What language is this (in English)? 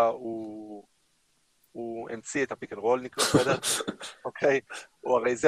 Hebrew